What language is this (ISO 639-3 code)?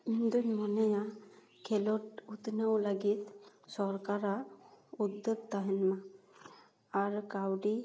sat